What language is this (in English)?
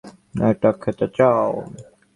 Bangla